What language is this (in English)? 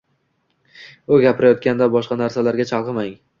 Uzbek